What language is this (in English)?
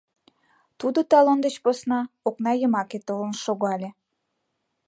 Mari